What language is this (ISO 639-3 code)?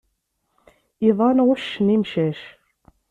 kab